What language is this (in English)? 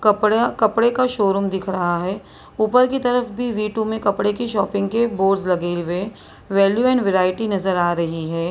Hindi